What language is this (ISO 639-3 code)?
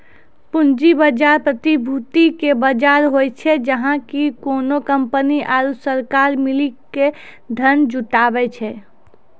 mai